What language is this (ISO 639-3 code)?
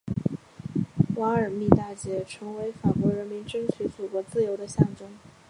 zho